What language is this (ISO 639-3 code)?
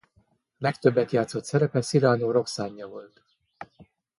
hun